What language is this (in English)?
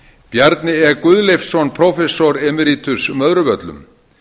Icelandic